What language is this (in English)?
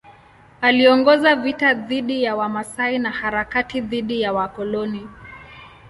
Swahili